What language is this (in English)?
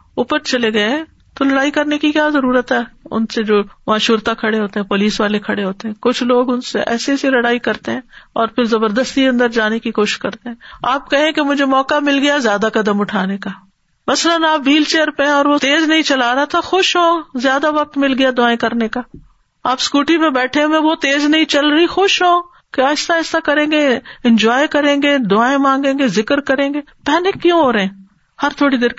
Urdu